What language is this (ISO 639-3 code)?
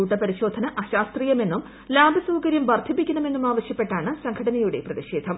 mal